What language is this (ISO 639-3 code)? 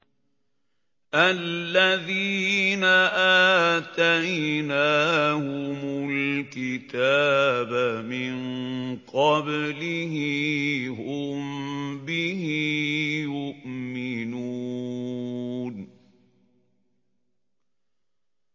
ara